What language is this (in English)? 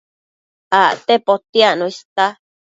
Matsés